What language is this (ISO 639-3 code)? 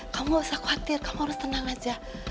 ind